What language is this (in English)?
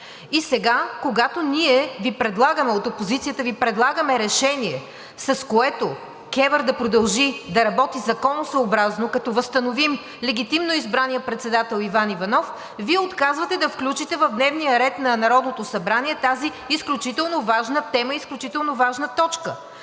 Bulgarian